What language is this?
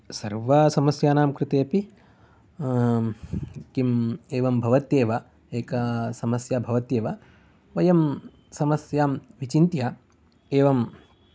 Sanskrit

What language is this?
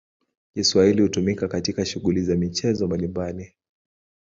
Swahili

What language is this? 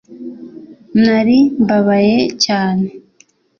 Kinyarwanda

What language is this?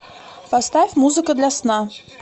Russian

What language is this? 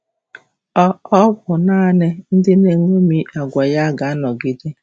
Igbo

